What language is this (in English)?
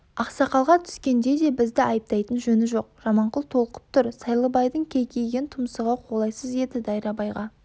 Kazakh